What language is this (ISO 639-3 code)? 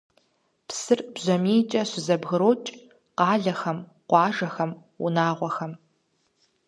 kbd